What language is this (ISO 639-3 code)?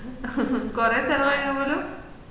mal